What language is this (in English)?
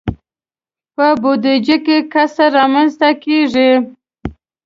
Pashto